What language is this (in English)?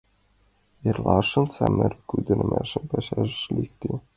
Mari